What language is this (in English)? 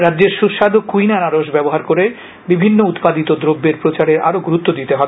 Bangla